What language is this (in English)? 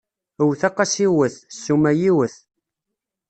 Kabyle